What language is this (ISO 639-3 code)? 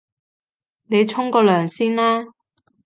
yue